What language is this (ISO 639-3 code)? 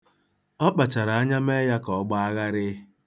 ibo